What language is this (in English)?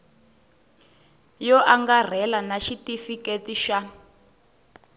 Tsonga